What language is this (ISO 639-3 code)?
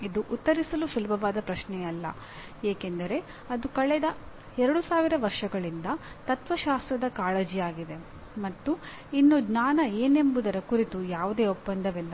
kan